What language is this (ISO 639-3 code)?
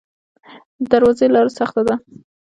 pus